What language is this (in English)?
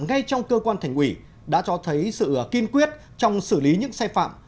Vietnamese